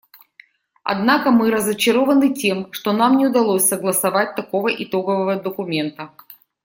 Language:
Russian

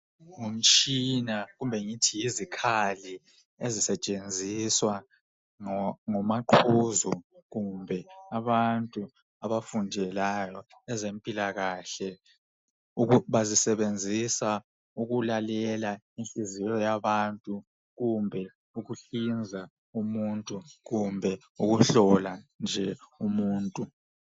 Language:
North Ndebele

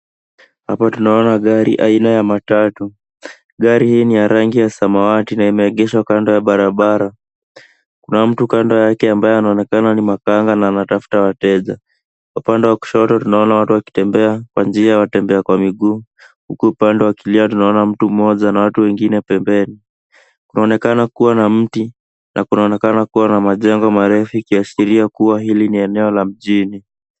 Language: Swahili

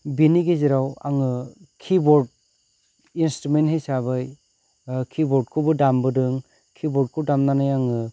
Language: Bodo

